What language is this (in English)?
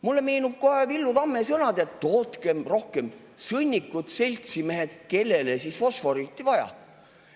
Estonian